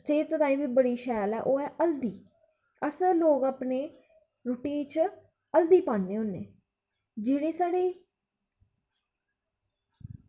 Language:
Dogri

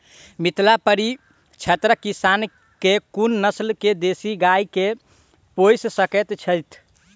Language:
Maithili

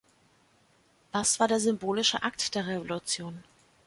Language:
German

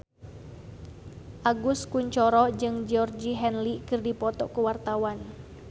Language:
Sundanese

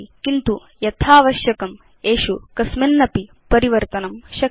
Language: Sanskrit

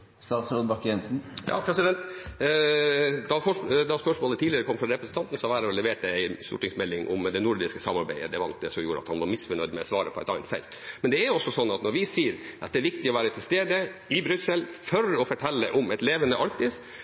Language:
Norwegian Bokmål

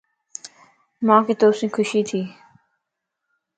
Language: Lasi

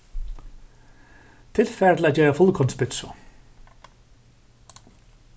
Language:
Faroese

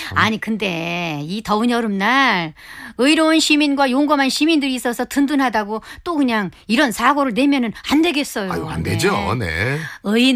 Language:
Korean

